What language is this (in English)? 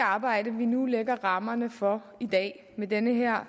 Danish